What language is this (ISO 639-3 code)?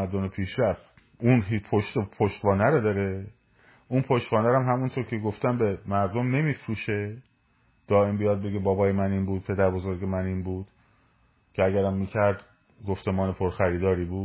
fas